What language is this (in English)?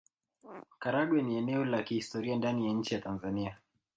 Swahili